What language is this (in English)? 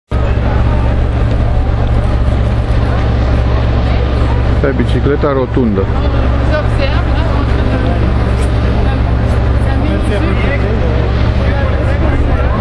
Romanian